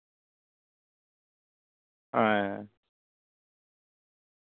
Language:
Santali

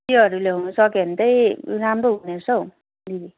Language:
Nepali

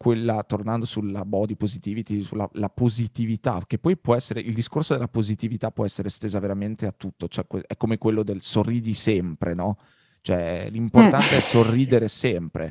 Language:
Italian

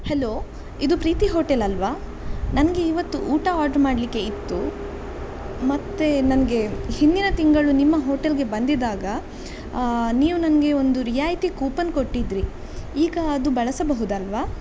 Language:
Kannada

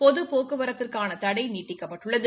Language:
Tamil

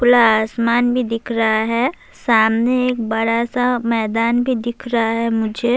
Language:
Urdu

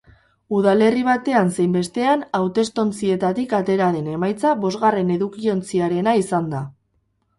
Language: Basque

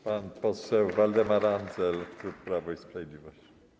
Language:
Polish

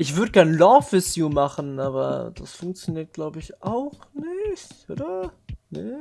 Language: German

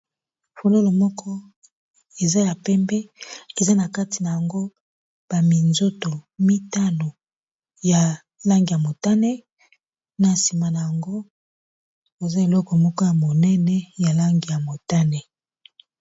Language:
Lingala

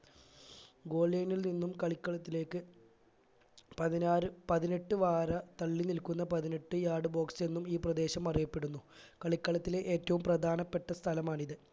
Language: Malayalam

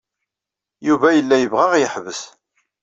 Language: Kabyle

